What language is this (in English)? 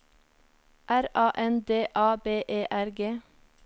Norwegian